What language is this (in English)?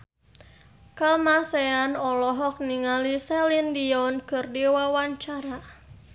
Sundanese